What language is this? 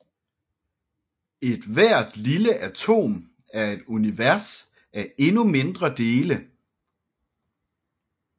Danish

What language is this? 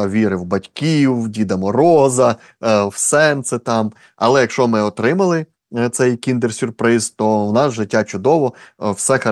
Ukrainian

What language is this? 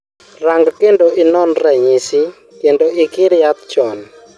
Luo (Kenya and Tanzania)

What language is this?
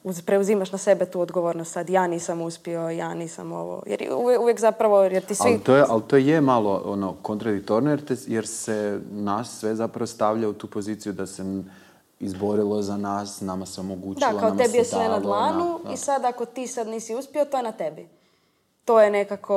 Croatian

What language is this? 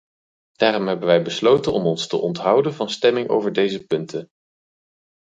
Dutch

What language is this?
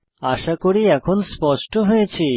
Bangla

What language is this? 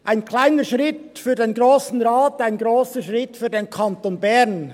Swiss German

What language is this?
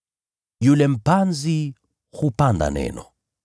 Swahili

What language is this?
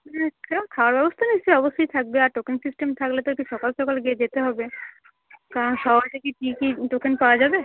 Bangla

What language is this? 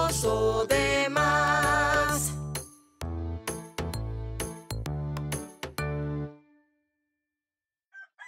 Spanish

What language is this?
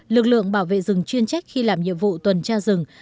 Vietnamese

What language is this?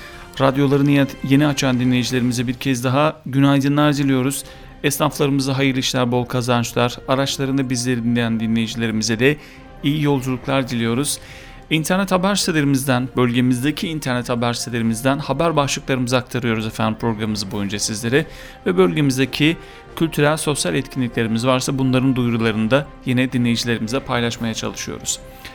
Turkish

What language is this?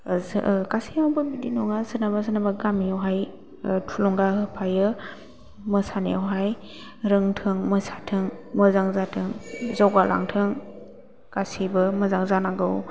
Bodo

